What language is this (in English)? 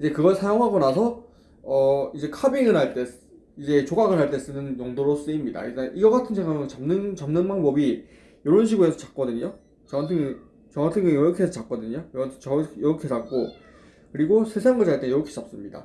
Korean